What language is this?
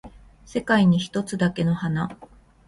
Japanese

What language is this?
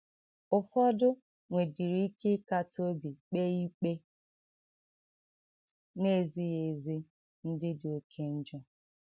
Igbo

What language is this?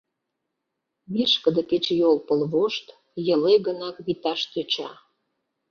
Mari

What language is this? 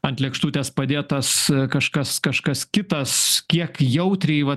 Lithuanian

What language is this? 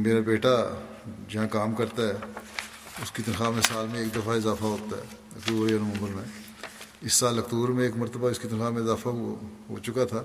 Urdu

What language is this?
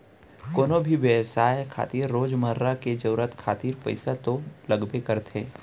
Chhattisgarhi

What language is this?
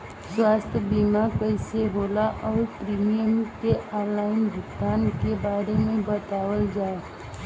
Bhojpuri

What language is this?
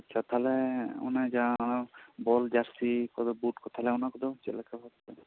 Santali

